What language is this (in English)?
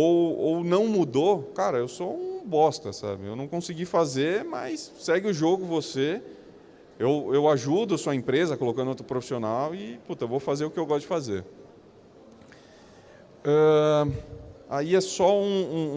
Portuguese